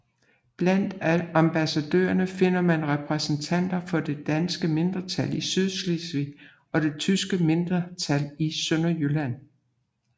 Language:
Danish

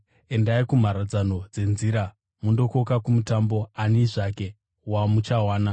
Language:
Shona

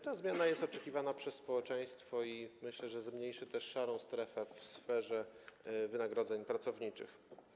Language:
Polish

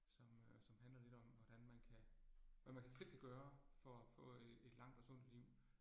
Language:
Danish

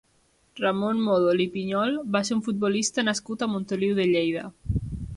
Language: Catalan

